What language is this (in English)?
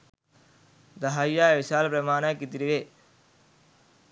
Sinhala